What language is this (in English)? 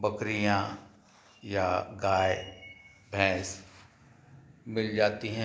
Hindi